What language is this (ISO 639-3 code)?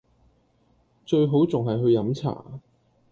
yue